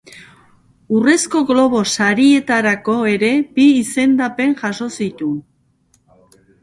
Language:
Basque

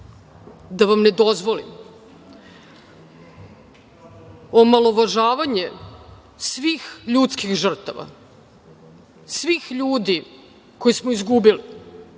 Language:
Serbian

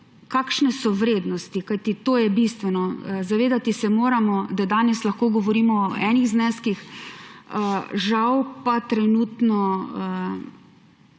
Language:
Slovenian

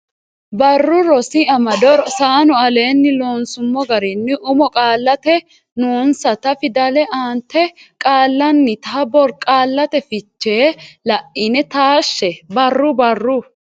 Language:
Sidamo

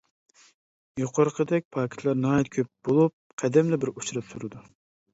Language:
Uyghur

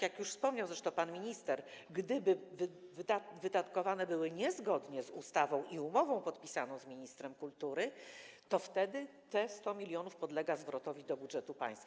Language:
Polish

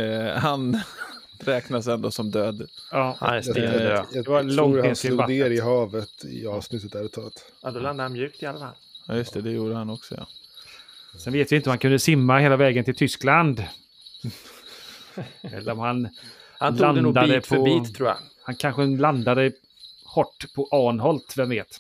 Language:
Swedish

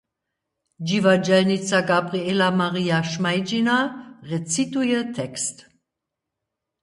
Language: Upper Sorbian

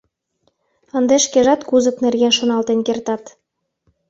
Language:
Mari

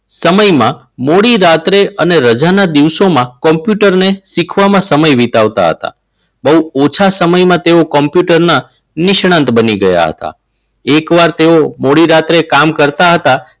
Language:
Gujarati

